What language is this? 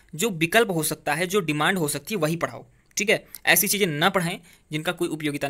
Hindi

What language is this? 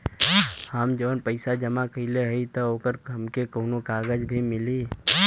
Bhojpuri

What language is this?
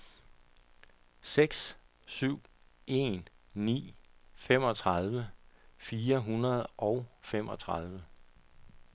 Danish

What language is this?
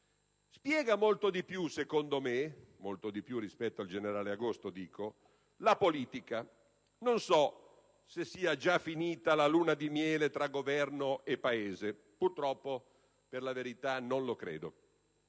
Italian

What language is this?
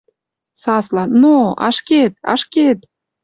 Western Mari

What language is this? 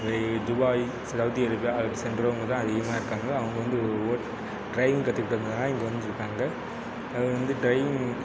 Tamil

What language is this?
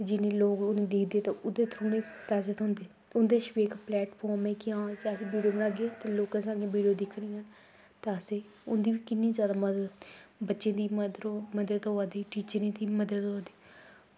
Dogri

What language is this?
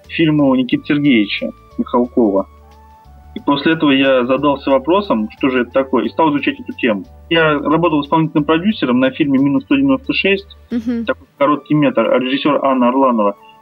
Russian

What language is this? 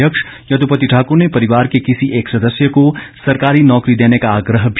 Hindi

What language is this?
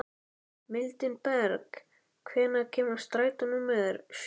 Icelandic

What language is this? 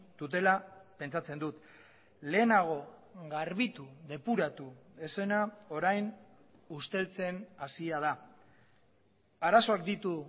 Basque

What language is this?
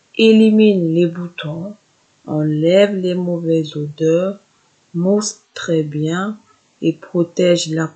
French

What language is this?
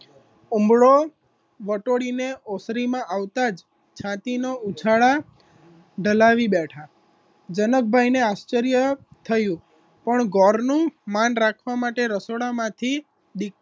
Gujarati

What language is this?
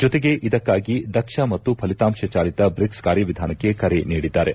Kannada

